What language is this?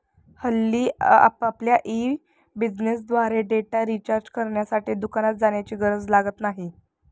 Marathi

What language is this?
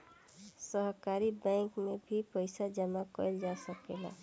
Bhojpuri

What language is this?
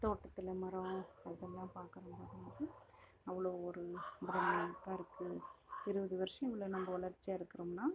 Tamil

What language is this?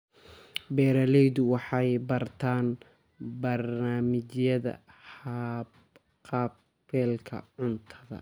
Somali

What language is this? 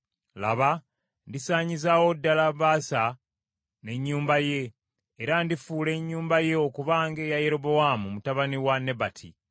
Ganda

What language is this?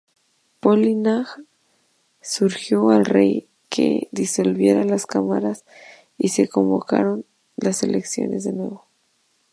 Spanish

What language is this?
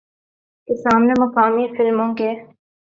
Urdu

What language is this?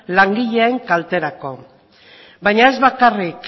Basque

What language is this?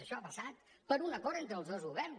Catalan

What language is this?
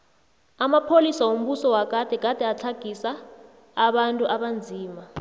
South Ndebele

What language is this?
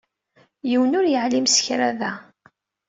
Kabyle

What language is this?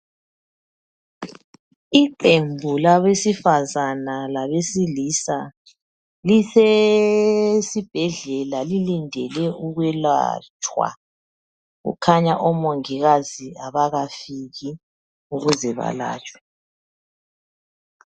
North Ndebele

